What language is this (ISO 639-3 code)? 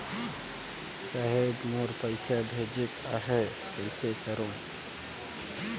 hne